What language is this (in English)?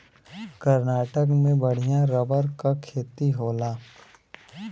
Bhojpuri